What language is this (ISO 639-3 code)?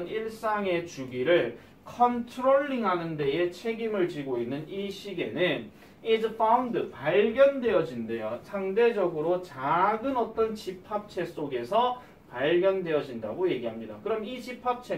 kor